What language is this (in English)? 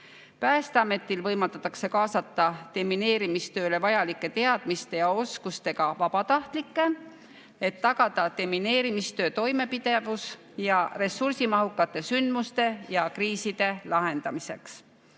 Estonian